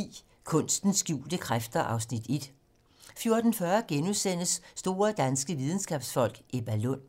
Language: Danish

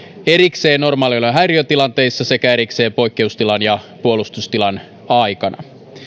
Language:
Finnish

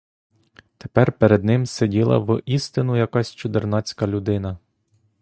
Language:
Ukrainian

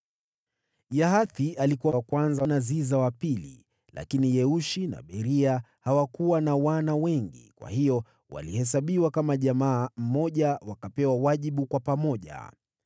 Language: Swahili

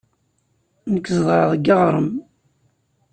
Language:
Kabyle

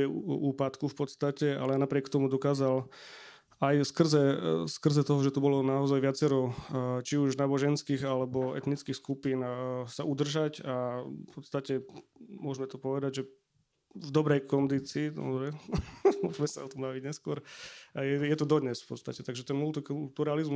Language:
Slovak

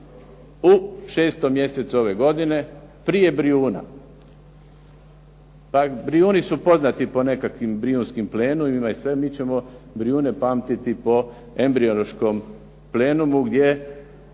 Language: Croatian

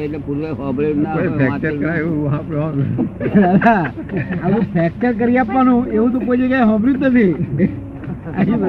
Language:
Gujarati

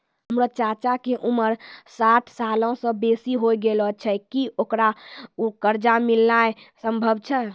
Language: Maithili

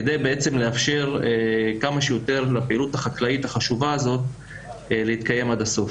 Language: Hebrew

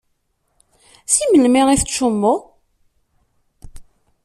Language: Kabyle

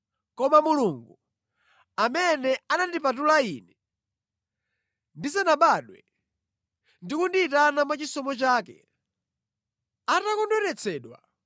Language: Nyanja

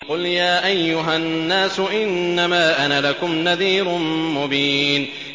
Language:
Arabic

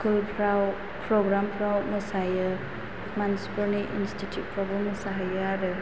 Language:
Bodo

